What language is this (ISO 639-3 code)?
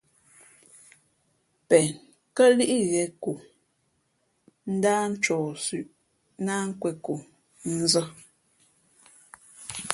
fmp